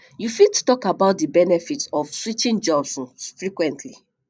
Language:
Nigerian Pidgin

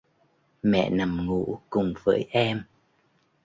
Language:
Vietnamese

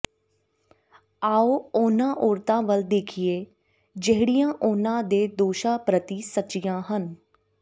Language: Punjabi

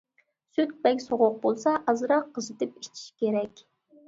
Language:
Uyghur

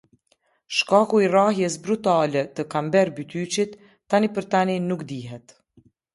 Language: Albanian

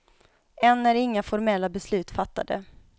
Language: Swedish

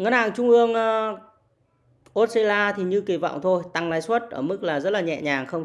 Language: Vietnamese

